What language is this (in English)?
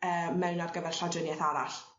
Welsh